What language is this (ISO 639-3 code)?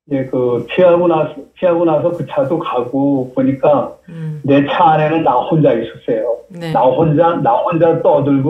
kor